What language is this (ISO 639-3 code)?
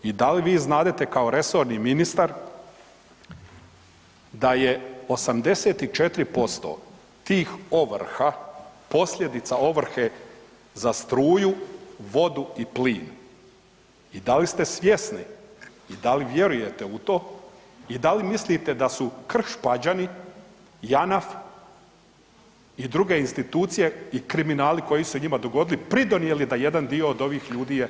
hrv